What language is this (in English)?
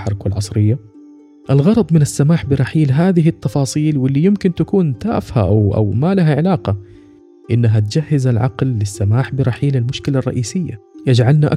Arabic